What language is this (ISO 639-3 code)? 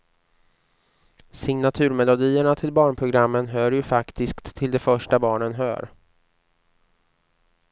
swe